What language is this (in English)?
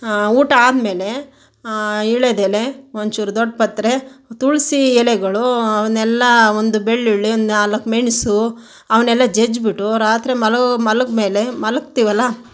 Kannada